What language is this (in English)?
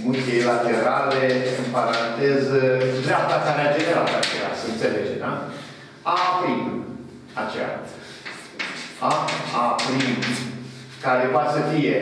Romanian